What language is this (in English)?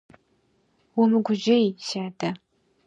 Kabardian